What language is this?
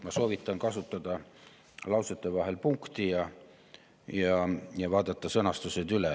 Estonian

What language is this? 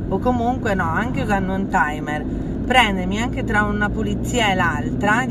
Italian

